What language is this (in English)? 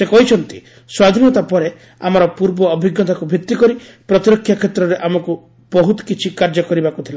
Odia